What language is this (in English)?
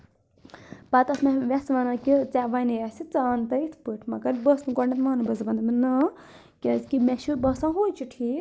Kashmiri